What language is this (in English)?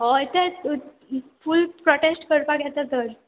Konkani